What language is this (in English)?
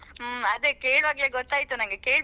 Kannada